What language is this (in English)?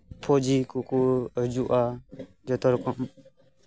Santali